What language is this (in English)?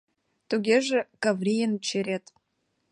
Mari